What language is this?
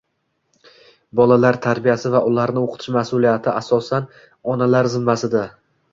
Uzbek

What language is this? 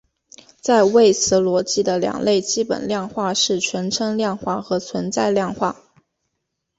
Chinese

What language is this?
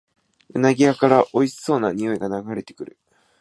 Japanese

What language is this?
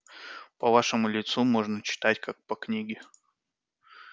Russian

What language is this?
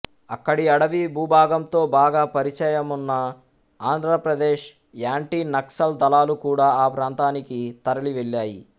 Telugu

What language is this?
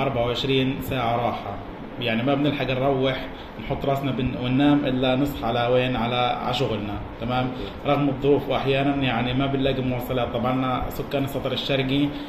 Arabic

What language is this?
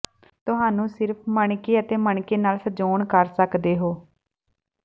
Punjabi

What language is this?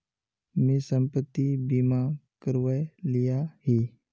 Magahi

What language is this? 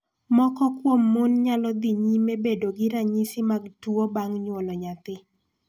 Luo (Kenya and Tanzania)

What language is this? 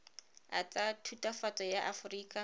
Tswana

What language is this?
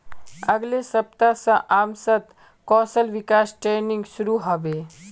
Magahi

